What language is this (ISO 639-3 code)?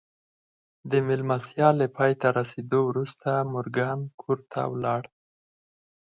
pus